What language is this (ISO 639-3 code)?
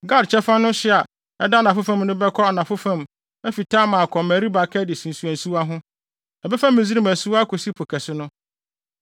aka